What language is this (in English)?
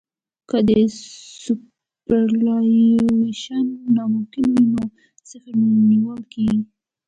Pashto